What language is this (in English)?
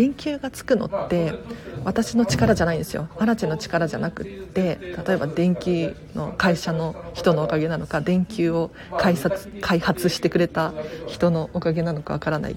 Japanese